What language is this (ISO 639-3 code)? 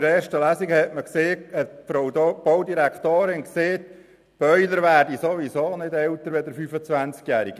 gsw